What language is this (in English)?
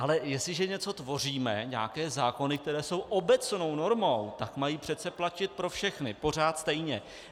Czech